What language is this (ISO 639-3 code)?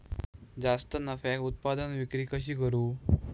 mar